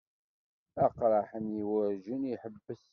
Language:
Kabyle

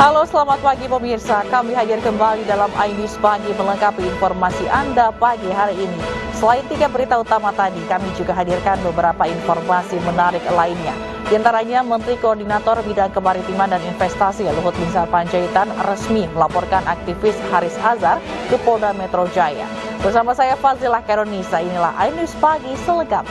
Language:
Indonesian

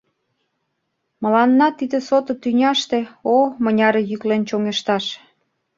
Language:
Mari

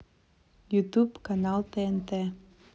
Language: Russian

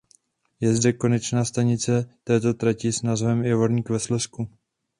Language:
Czech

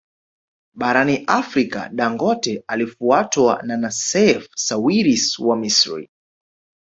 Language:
Swahili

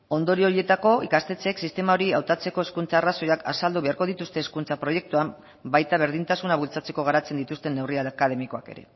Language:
Basque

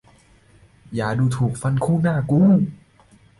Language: Thai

